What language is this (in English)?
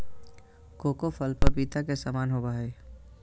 Magahi